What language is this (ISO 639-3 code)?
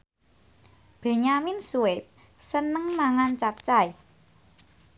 jav